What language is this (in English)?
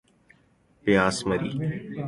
Urdu